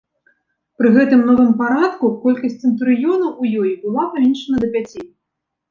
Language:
Belarusian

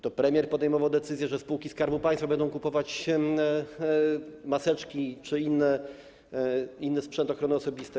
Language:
Polish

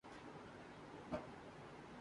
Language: Urdu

